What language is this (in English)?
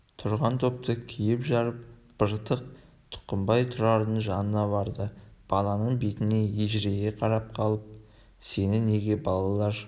Kazakh